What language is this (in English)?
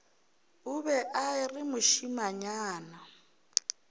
Northern Sotho